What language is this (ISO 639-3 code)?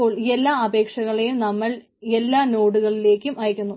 mal